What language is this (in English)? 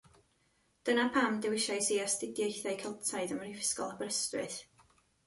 Welsh